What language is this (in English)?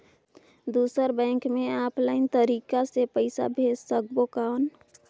Chhattisgarhi